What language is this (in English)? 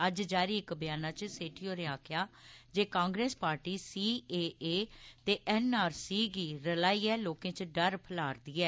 Dogri